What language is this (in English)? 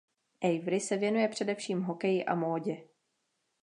Czech